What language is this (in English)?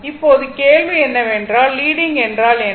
Tamil